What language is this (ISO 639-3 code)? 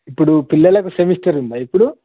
tel